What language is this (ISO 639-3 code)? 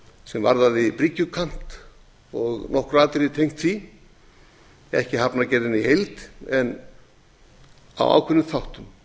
isl